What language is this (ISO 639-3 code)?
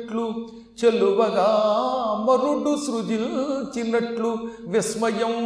tel